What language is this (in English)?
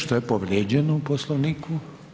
Croatian